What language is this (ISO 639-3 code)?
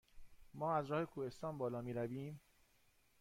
fas